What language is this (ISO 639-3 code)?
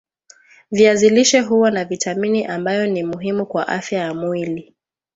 swa